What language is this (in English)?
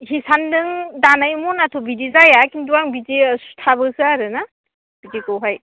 Bodo